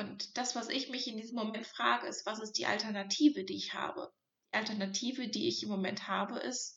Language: German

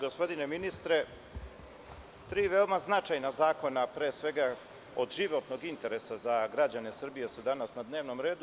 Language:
Serbian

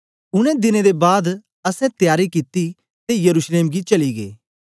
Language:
Dogri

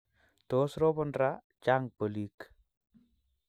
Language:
Kalenjin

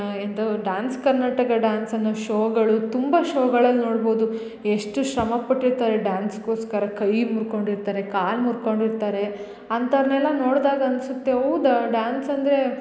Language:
Kannada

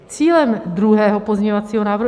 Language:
Czech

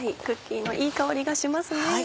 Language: Japanese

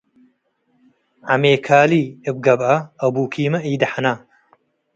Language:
Tigre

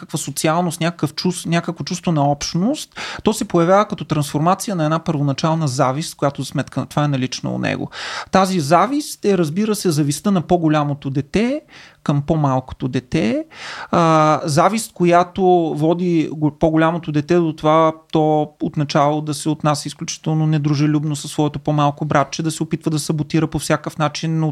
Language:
Bulgarian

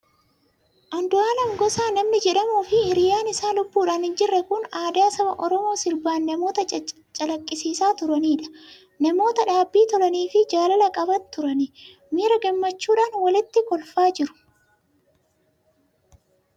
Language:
Oromo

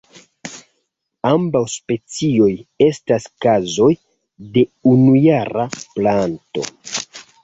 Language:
Esperanto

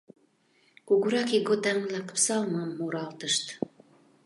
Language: Mari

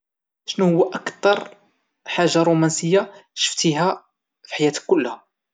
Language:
Moroccan Arabic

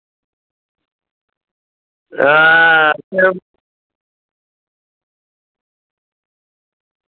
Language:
Dogri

